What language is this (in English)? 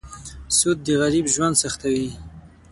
Pashto